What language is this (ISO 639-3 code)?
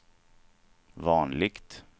swe